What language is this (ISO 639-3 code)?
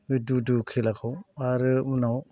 brx